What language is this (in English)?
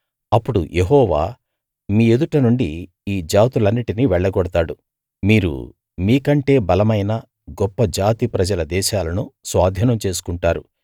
Telugu